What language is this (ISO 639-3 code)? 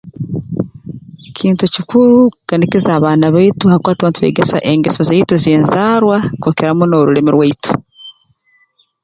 ttj